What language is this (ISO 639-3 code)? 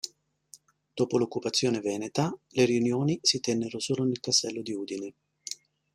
ita